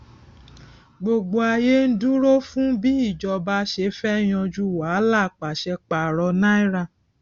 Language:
Yoruba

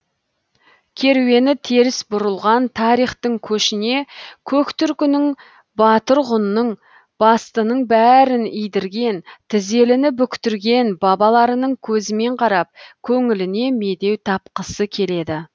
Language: Kazakh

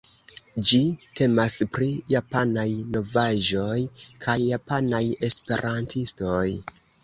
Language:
Esperanto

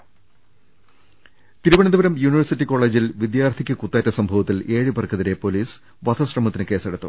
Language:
Malayalam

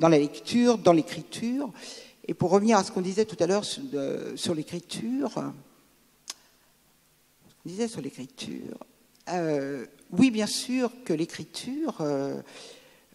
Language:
French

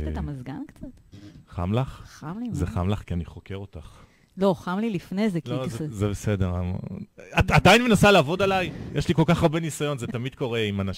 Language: Hebrew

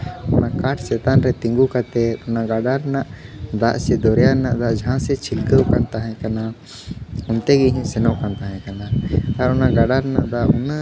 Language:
Santali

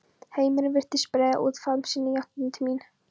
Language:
Icelandic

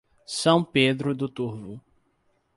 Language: Portuguese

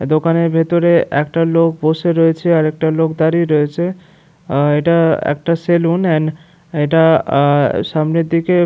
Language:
Bangla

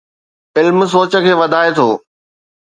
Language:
Sindhi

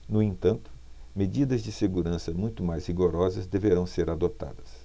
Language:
Portuguese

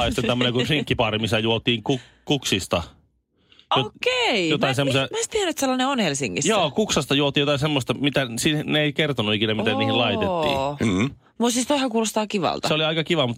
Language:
Finnish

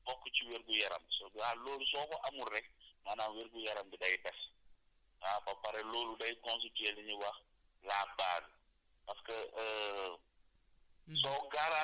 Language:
Wolof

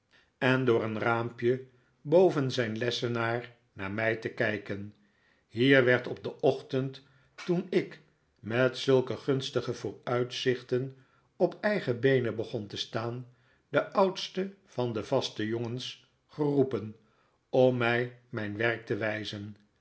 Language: Dutch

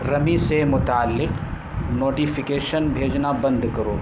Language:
Urdu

